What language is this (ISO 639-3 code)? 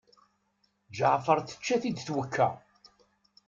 kab